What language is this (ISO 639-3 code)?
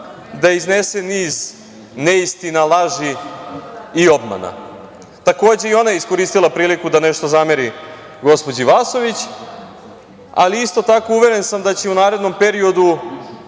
srp